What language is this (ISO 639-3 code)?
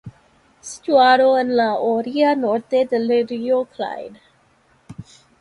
spa